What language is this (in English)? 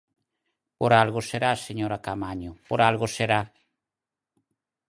Galician